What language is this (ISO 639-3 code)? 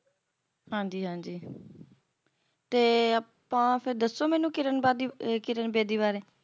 pan